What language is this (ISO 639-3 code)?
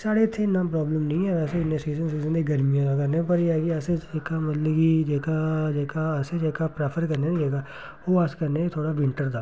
doi